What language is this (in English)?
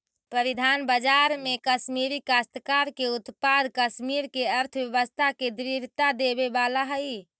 Magahi